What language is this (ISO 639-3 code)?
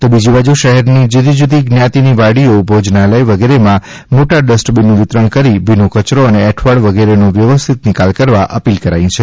guj